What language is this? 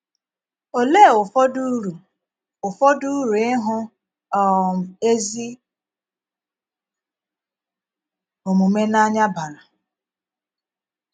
Igbo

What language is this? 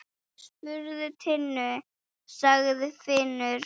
Icelandic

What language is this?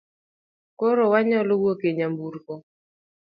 Luo (Kenya and Tanzania)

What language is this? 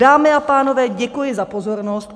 Czech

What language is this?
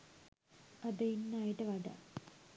Sinhala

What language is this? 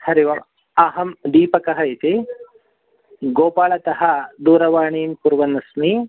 Sanskrit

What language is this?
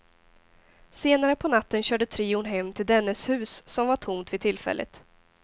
Swedish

